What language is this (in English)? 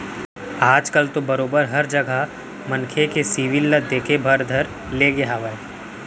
Chhattisgarhi